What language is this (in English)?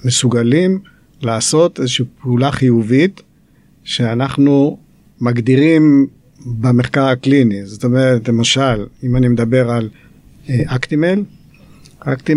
Hebrew